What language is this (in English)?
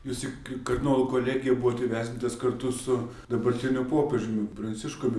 Lithuanian